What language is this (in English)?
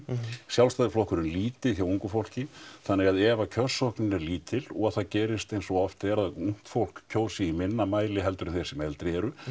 Icelandic